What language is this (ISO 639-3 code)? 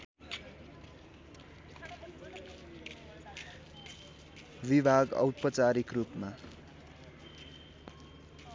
nep